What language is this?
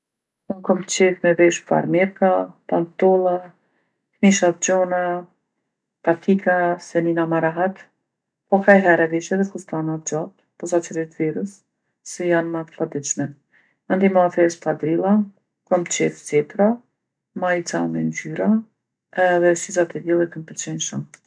Gheg Albanian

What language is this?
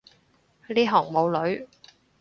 Cantonese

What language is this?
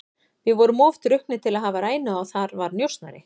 Icelandic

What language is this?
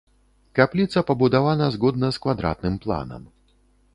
Belarusian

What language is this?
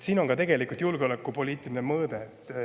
Estonian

